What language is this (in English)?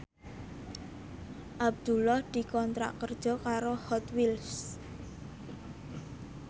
Javanese